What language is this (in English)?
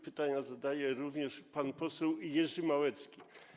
Polish